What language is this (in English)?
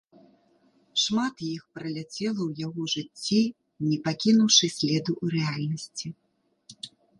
Belarusian